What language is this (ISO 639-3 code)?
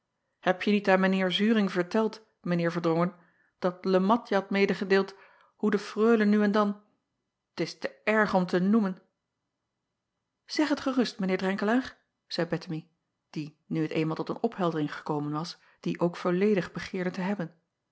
nld